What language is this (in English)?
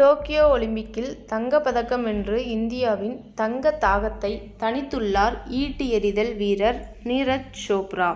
Tamil